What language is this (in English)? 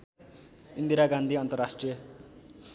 Nepali